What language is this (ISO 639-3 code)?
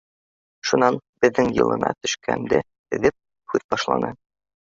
bak